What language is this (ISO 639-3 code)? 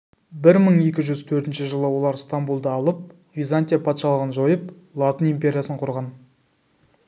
kaz